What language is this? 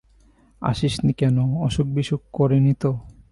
Bangla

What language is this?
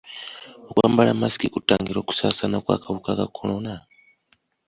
Ganda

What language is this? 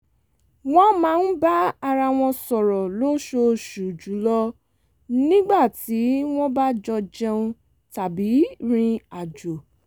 Yoruba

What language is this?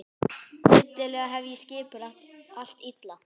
Icelandic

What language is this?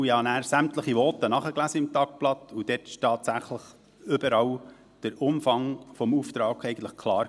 Swiss German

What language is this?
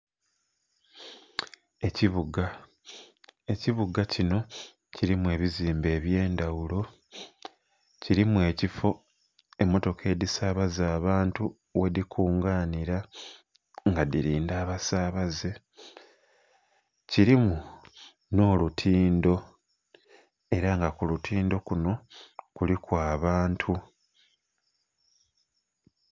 Soga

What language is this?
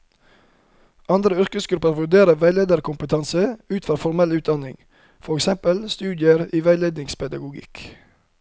Norwegian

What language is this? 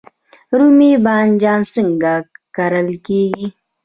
Pashto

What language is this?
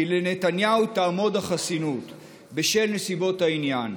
Hebrew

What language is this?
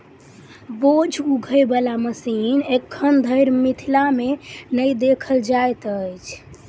Maithili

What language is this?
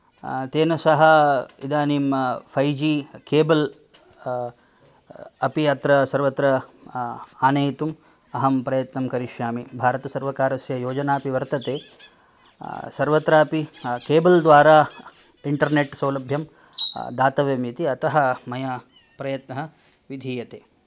Sanskrit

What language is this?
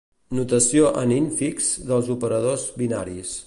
Catalan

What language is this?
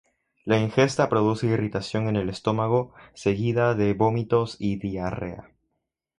Spanish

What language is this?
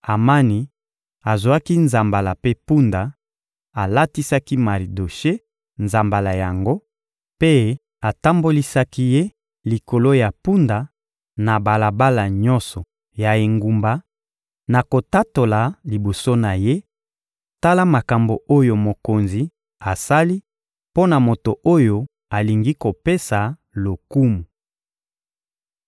Lingala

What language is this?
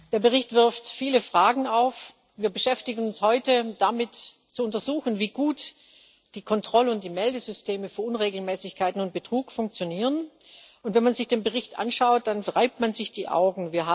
German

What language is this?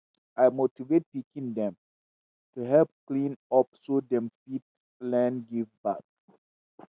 Nigerian Pidgin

